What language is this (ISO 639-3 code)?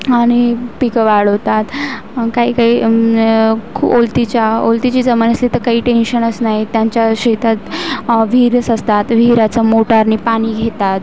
mar